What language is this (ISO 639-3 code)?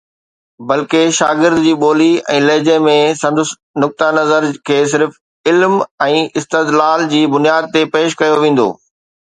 snd